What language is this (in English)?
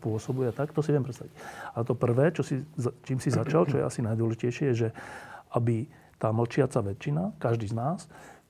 Slovak